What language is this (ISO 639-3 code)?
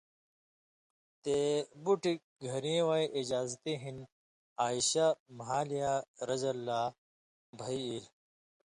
mvy